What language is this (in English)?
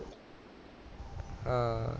Punjabi